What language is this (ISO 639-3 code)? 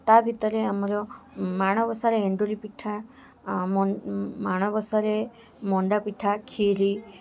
ori